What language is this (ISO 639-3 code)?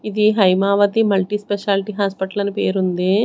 tel